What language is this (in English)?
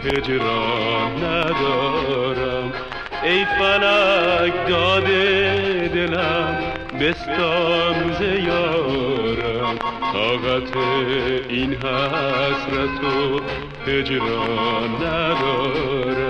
Persian